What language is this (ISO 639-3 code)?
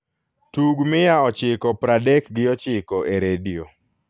luo